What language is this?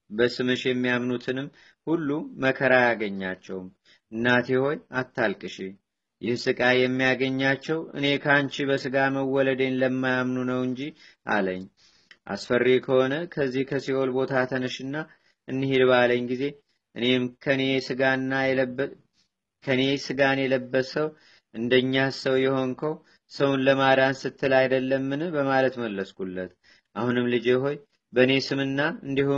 Amharic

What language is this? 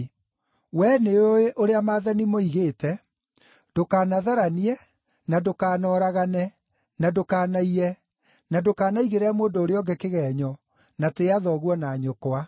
Kikuyu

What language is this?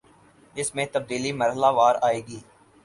Urdu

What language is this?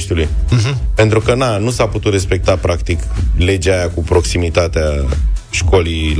Romanian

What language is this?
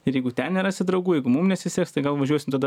Lithuanian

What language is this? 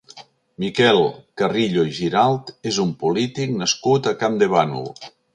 Catalan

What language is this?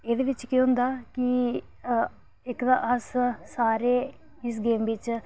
Dogri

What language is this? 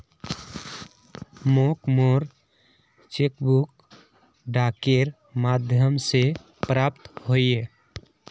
Magahi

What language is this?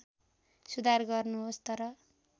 Nepali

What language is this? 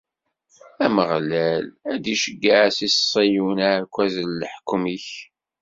Kabyle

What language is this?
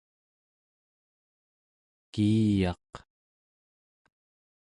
Central Yupik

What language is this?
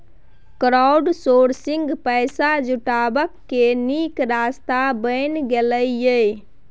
Maithili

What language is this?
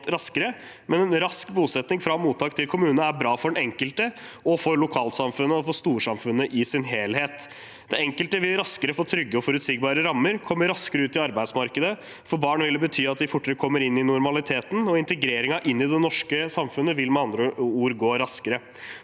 Norwegian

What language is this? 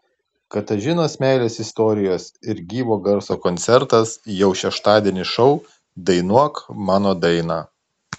Lithuanian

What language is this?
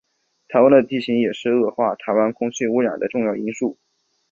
Chinese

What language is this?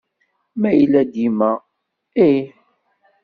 Kabyle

